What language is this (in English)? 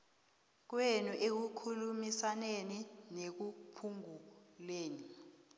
South Ndebele